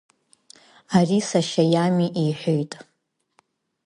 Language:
Abkhazian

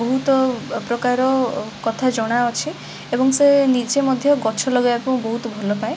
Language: Odia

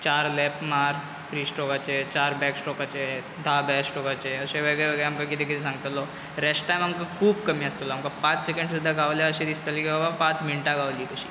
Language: Konkani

